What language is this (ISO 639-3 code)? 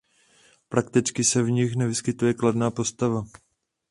ces